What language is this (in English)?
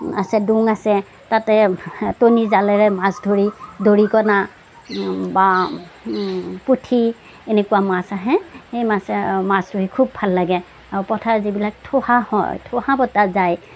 Assamese